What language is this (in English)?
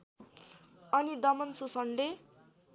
Nepali